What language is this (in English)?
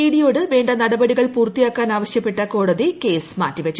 Malayalam